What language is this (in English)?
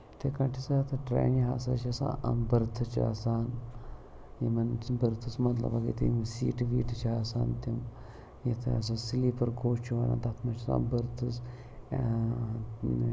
Kashmiri